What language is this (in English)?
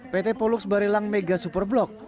Indonesian